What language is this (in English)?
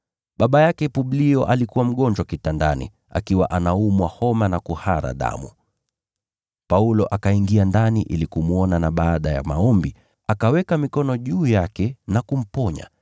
Swahili